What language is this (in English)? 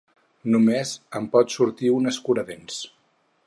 Catalan